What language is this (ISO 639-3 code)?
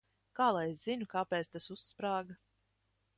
lav